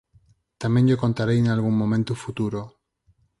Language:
Galician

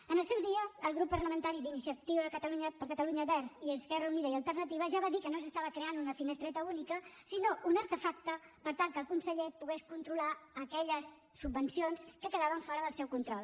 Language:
Catalan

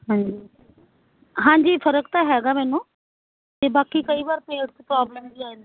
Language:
Punjabi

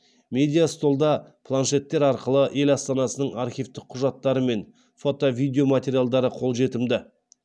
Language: Kazakh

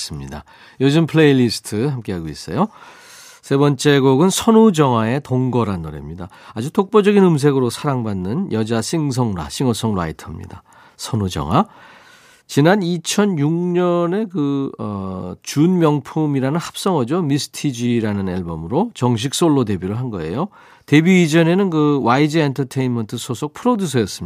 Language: Korean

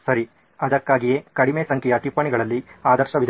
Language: Kannada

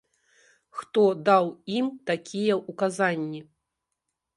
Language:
Belarusian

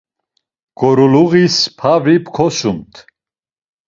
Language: Laz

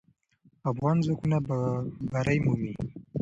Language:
Pashto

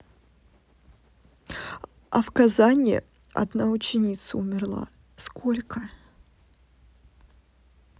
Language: Russian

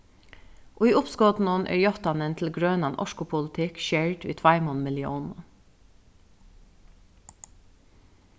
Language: Faroese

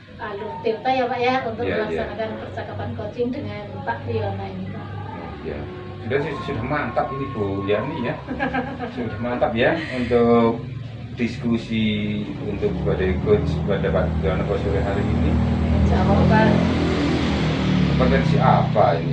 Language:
Indonesian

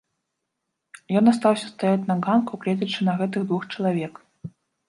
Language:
Belarusian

